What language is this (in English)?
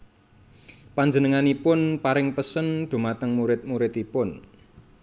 Javanese